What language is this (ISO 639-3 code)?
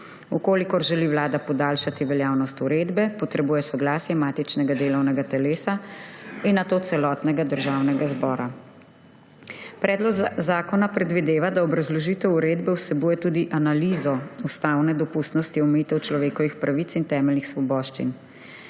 slv